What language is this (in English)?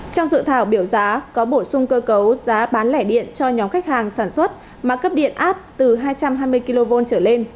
Vietnamese